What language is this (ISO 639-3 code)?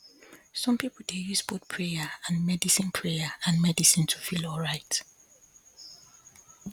pcm